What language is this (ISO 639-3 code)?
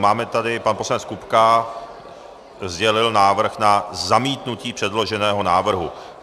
ces